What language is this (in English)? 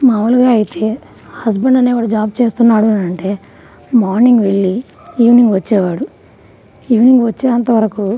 Telugu